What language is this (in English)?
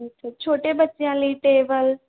Punjabi